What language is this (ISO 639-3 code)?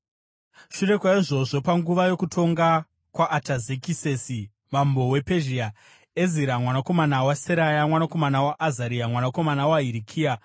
sna